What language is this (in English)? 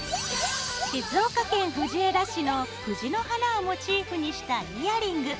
Japanese